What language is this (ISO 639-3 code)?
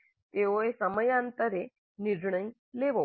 guj